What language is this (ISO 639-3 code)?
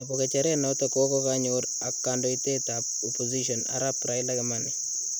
kln